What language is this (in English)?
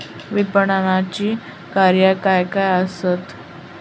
Marathi